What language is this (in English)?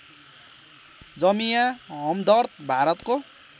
Nepali